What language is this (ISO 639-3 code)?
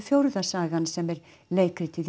isl